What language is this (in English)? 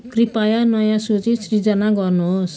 Nepali